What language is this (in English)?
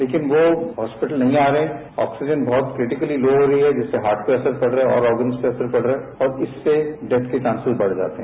Hindi